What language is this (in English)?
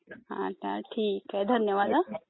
Marathi